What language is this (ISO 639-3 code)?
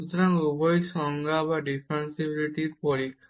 ben